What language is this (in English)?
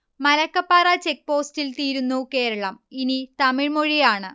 Malayalam